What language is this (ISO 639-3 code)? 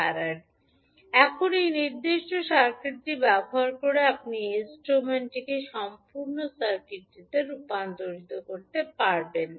ben